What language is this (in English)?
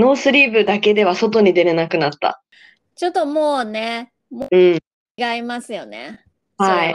Japanese